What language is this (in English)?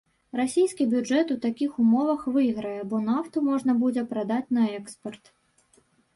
Belarusian